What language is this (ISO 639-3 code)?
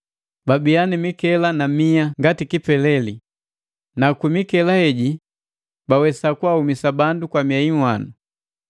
mgv